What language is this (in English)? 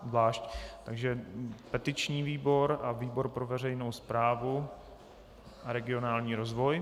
Czech